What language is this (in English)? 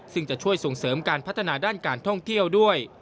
Thai